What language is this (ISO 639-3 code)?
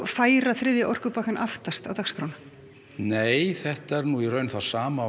isl